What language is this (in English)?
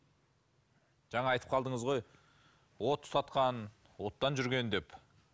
Kazakh